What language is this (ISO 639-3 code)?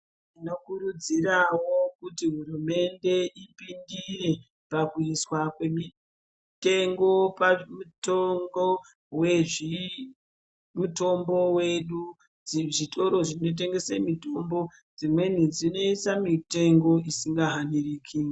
ndc